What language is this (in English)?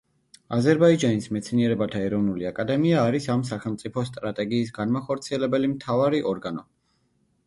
Georgian